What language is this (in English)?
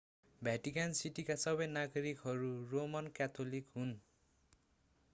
Nepali